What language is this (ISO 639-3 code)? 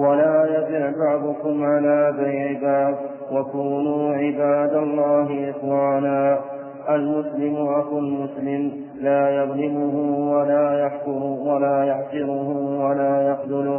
ara